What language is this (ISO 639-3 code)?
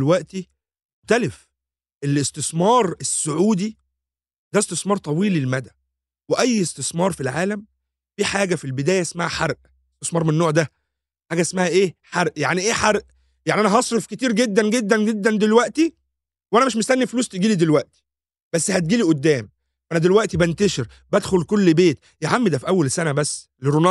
ara